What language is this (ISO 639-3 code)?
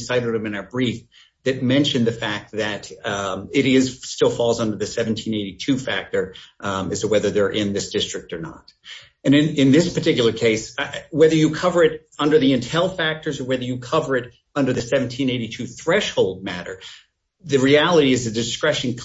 eng